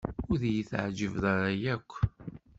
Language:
Kabyle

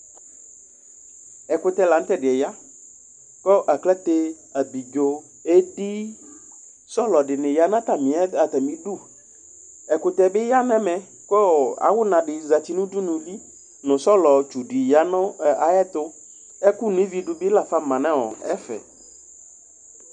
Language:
Ikposo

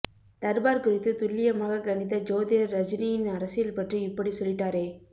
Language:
Tamil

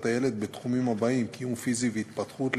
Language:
Hebrew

